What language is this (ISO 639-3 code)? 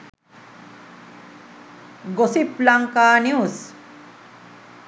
sin